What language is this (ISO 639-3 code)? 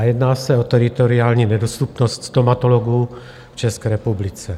ces